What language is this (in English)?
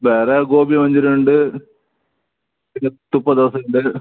Malayalam